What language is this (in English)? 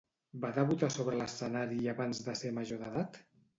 Catalan